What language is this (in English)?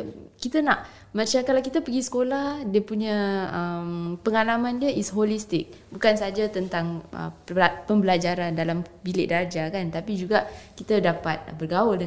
Malay